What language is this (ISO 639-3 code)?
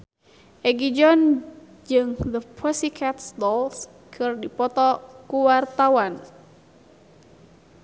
sun